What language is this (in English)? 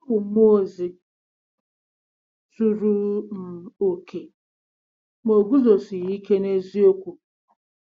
Igbo